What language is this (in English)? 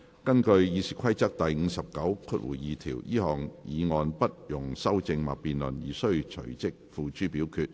Cantonese